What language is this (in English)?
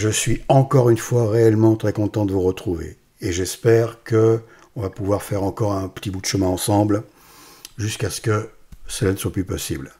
French